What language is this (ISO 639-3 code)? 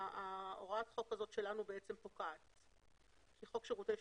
heb